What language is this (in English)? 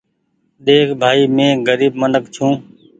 Goaria